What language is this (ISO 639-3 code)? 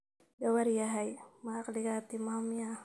som